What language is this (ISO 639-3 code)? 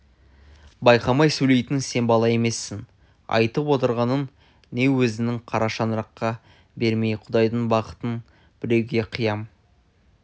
kaz